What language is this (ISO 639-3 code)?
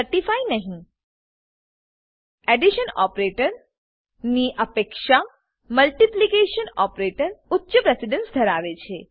guj